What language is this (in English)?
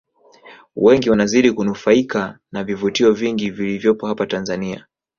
Swahili